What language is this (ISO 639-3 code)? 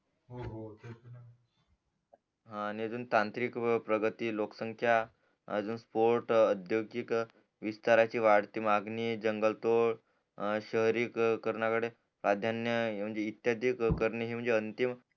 mar